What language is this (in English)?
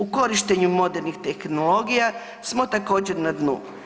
Croatian